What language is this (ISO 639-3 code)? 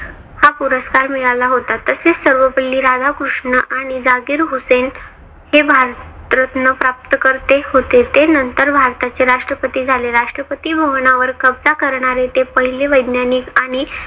mar